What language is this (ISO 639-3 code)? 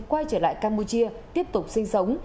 vie